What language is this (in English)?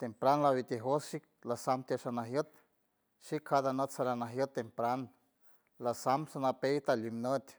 San Francisco Del Mar Huave